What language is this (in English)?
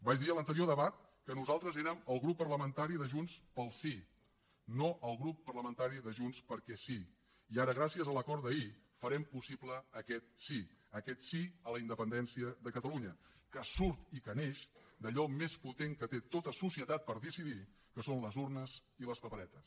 Catalan